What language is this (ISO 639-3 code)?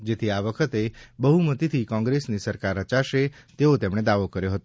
guj